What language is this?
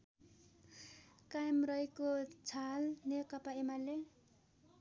Nepali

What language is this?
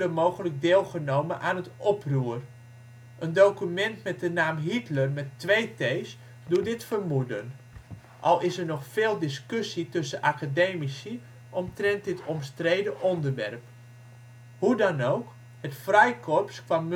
Dutch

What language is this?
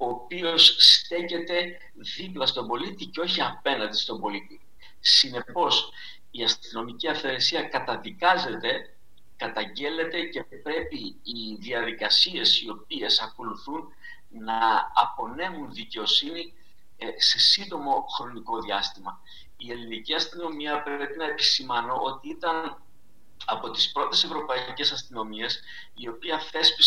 Greek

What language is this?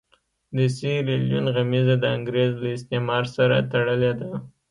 Pashto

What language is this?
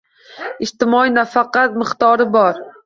Uzbek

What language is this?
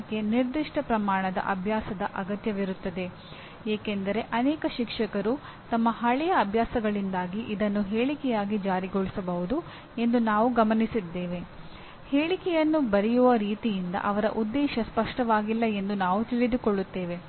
Kannada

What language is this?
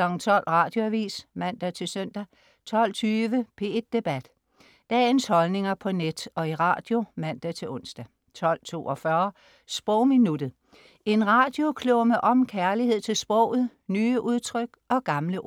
Danish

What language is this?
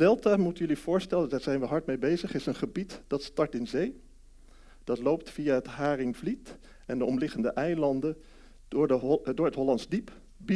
Dutch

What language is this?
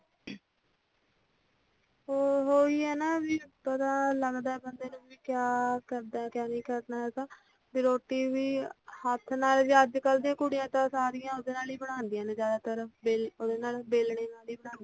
Punjabi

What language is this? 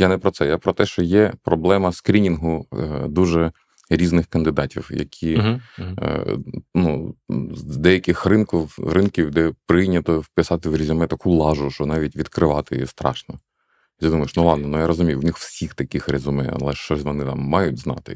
Ukrainian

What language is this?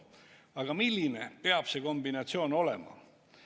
Estonian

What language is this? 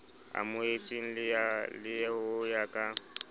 Southern Sotho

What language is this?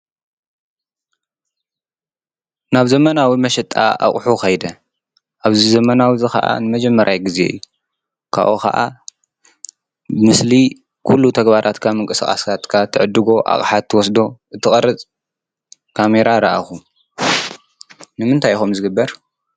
Tigrinya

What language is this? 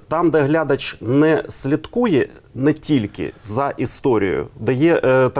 Ukrainian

